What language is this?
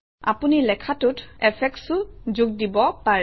Assamese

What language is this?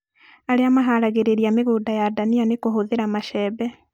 Kikuyu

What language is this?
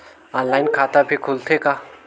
Chhattisgarhi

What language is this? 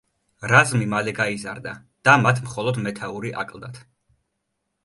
Georgian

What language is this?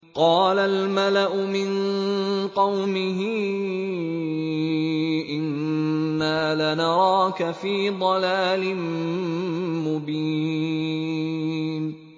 Arabic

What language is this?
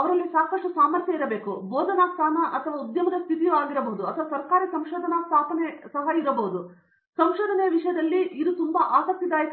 Kannada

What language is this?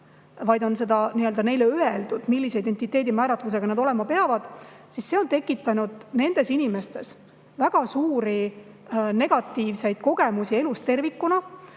Estonian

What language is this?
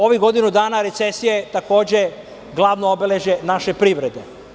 Serbian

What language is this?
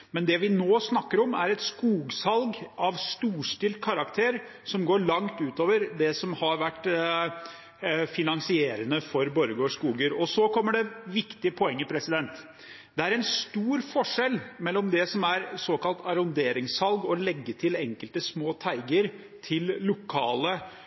Norwegian Bokmål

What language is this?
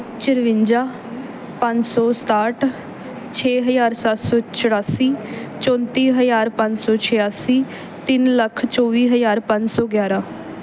Punjabi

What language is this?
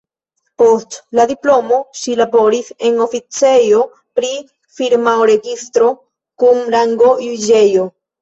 Esperanto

